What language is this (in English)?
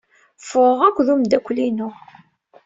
Kabyle